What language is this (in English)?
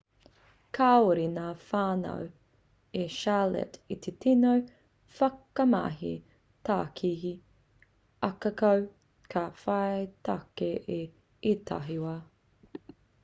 Māori